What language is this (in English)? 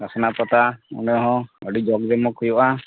Santali